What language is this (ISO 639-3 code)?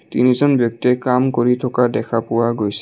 asm